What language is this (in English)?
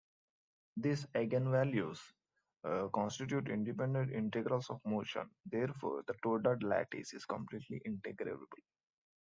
English